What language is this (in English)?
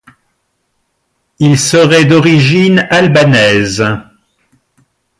French